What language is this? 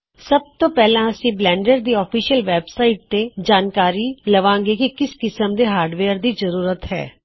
Punjabi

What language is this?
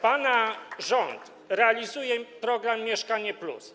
Polish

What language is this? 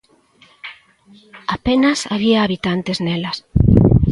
Galician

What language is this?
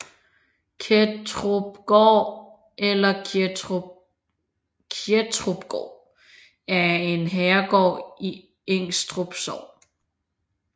Danish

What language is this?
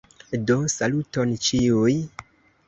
Esperanto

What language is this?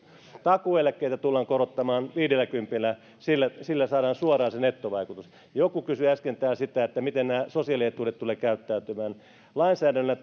Finnish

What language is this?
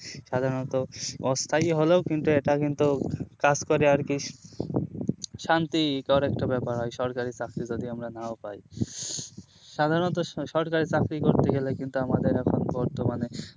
Bangla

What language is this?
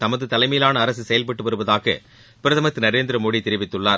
Tamil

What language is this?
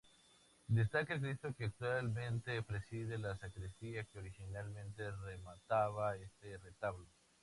Spanish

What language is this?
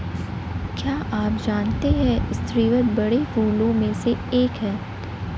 Hindi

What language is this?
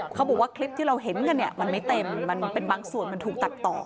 Thai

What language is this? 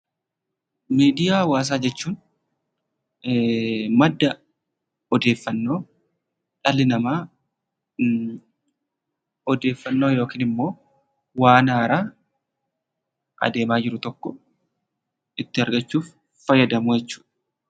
Oromo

